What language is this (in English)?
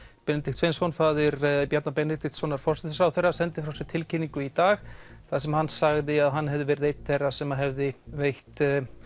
Icelandic